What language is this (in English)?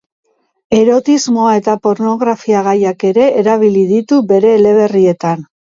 Basque